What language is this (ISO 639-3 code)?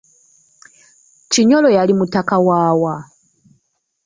lug